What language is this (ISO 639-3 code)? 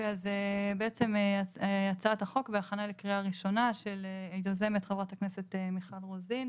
heb